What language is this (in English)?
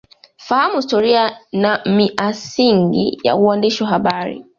Swahili